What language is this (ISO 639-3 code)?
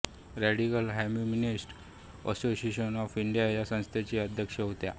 mar